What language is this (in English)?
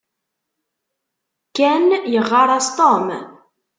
Kabyle